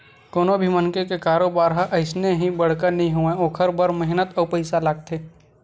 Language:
Chhattisgarhi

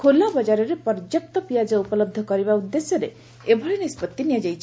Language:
Odia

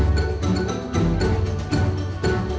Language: Thai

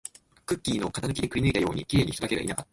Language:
Japanese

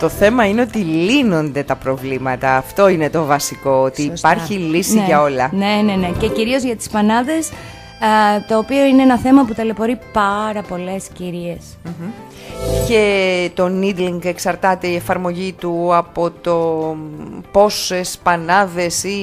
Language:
Greek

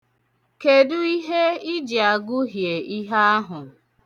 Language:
Igbo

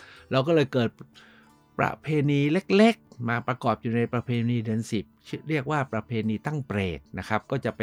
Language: Thai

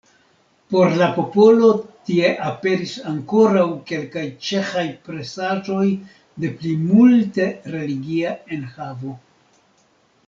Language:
Esperanto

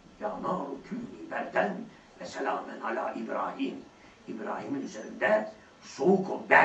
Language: Turkish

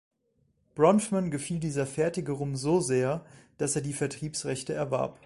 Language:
German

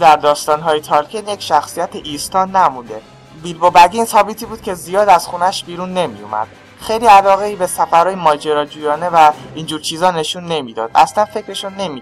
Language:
Persian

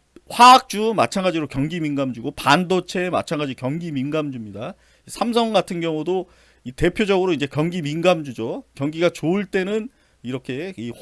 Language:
Korean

